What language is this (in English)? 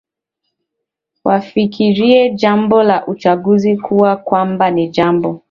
Swahili